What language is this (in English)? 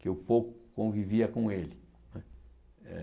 Portuguese